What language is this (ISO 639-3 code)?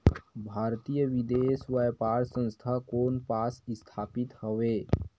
hne